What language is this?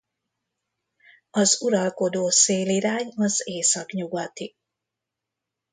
Hungarian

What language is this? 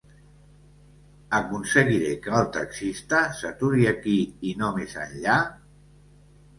Catalan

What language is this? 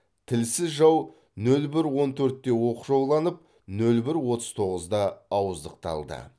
Kazakh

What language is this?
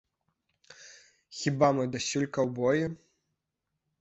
Belarusian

